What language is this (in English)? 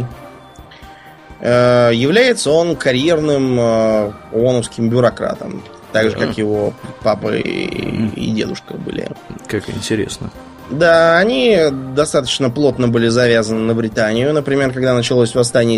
Russian